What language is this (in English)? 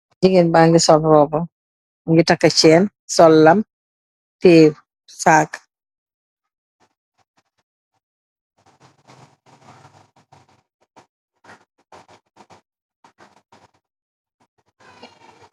Wolof